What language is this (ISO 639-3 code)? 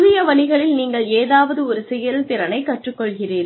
tam